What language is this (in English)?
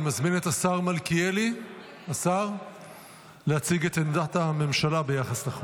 Hebrew